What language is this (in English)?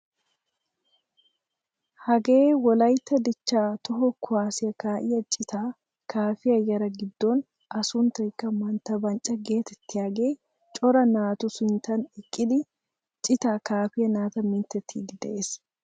Wolaytta